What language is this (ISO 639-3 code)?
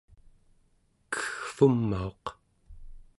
esu